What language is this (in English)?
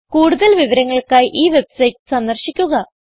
Malayalam